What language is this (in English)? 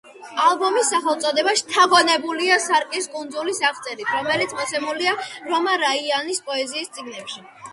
Georgian